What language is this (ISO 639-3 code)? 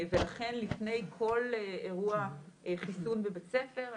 heb